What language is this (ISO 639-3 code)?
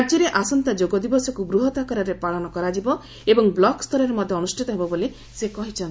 ori